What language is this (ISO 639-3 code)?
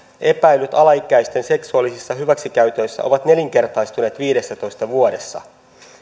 fin